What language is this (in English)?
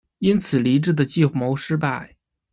Chinese